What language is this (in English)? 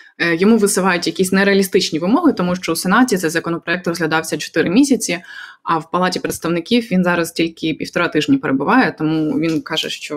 Ukrainian